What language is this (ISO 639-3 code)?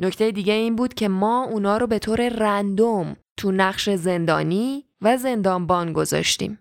fas